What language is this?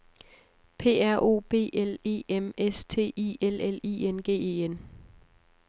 Danish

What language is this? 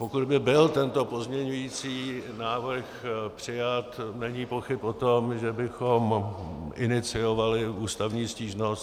Czech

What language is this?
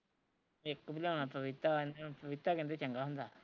Punjabi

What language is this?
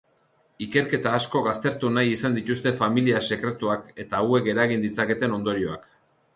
Basque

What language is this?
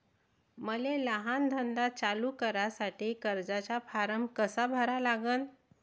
Marathi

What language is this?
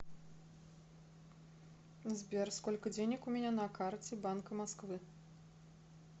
Russian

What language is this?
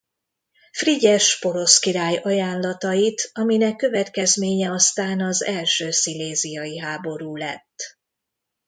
Hungarian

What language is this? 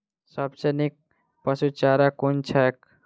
Maithili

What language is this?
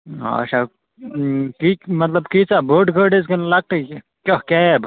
Kashmiri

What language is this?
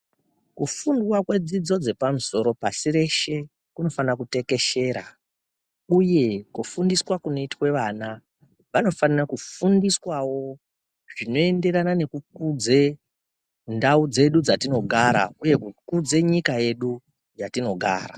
Ndau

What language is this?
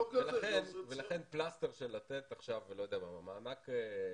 Hebrew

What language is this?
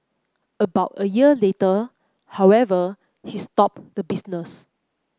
English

